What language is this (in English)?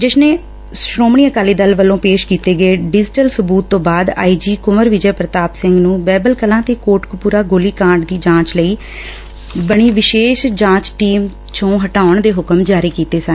Punjabi